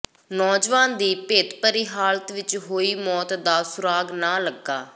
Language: Punjabi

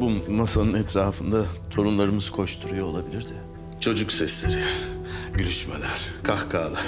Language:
Turkish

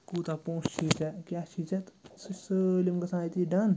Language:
Kashmiri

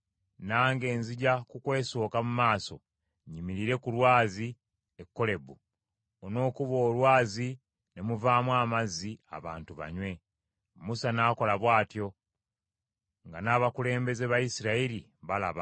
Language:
Ganda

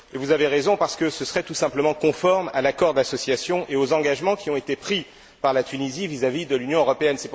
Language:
French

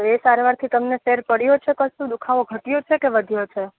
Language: Gujarati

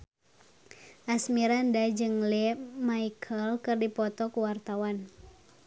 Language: Sundanese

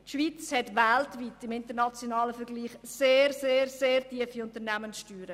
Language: Swiss German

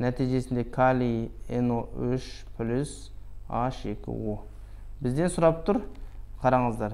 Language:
Turkish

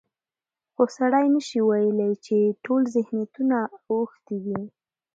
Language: Pashto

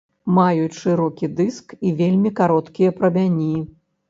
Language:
Belarusian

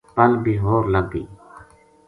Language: Gujari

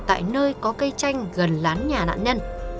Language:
Vietnamese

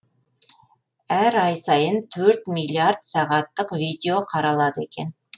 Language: Kazakh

